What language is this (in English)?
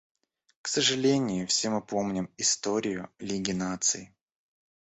Russian